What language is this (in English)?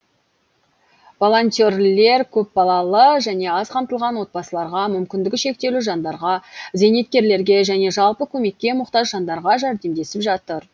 Kazakh